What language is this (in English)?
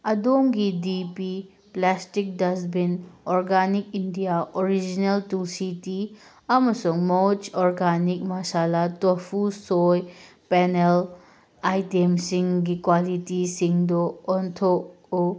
Manipuri